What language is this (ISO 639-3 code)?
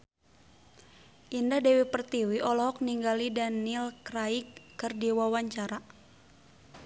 sun